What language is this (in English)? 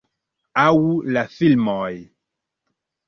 Esperanto